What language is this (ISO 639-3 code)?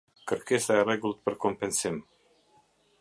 sqi